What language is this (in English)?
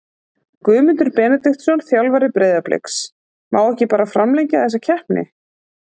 Icelandic